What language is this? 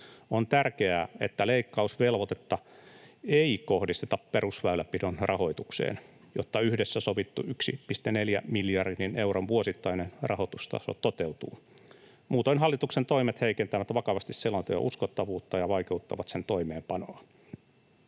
Finnish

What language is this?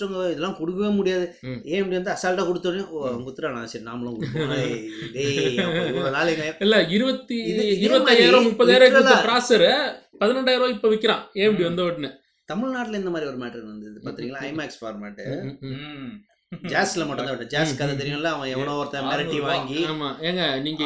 Tamil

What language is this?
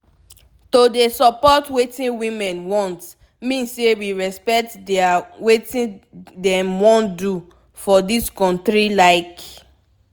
Nigerian Pidgin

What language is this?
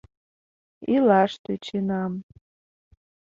Mari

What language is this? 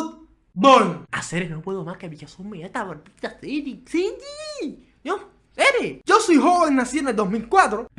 Spanish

